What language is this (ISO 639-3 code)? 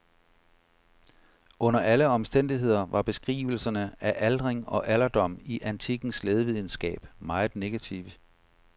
dan